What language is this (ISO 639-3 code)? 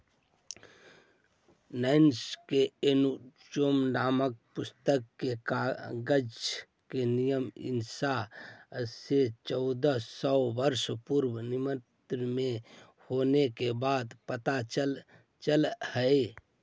mag